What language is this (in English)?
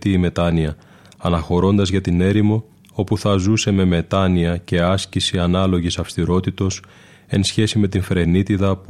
Greek